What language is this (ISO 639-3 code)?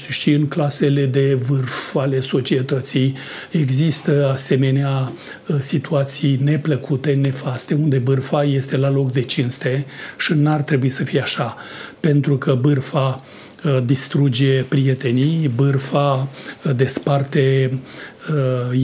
ron